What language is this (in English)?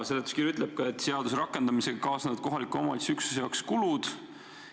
Estonian